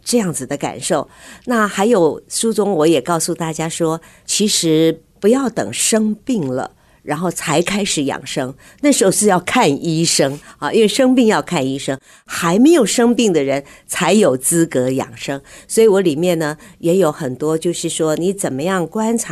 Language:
Chinese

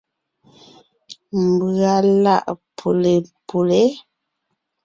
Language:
Ngiemboon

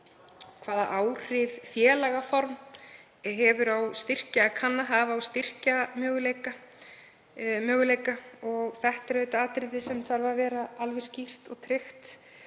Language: Icelandic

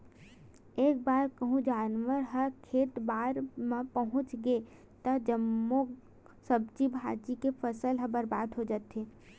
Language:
Chhattisgarhi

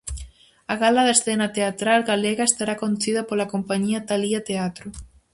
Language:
Galician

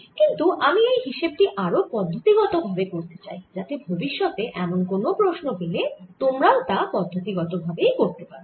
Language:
Bangla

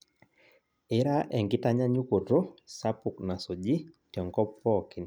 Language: Masai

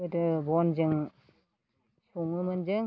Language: Bodo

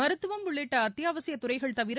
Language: Tamil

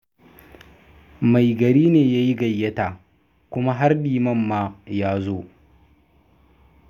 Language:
Hausa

